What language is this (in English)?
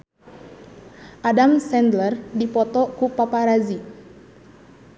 Sundanese